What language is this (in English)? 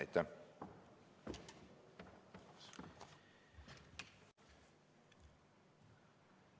Estonian